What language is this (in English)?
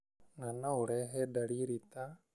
Kikuyu